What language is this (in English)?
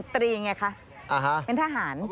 Thai